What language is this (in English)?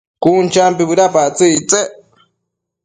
Matsés